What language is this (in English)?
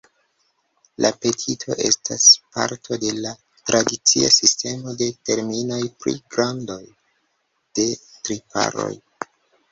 Esperanto